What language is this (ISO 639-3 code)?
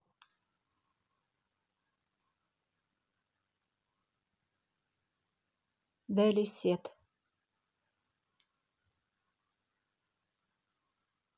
rus